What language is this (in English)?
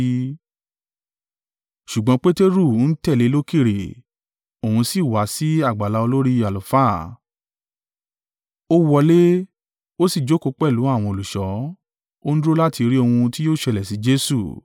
Yoruba